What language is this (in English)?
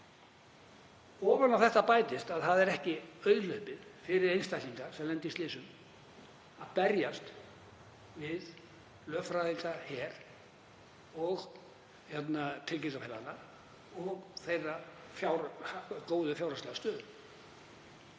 Icelandic